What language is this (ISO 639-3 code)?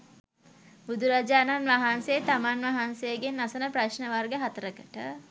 sin